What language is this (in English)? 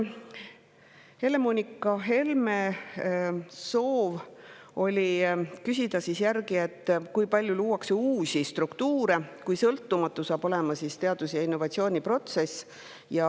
Estonian